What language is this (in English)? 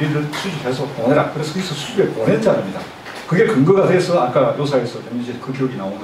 Korean